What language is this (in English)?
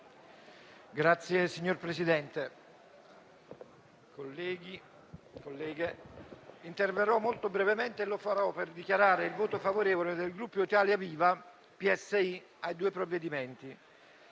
Italian